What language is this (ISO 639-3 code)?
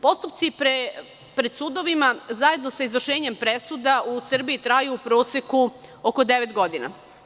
srp